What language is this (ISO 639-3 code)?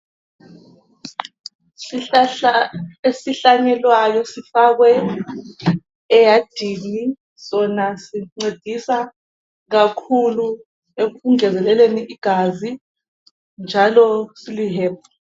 nde